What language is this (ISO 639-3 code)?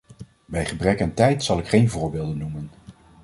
nld